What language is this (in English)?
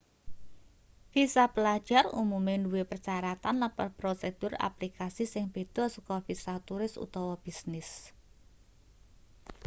Javanese